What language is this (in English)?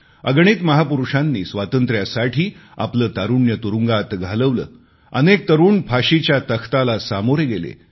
Marathi